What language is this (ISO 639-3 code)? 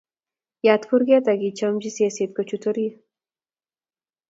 kln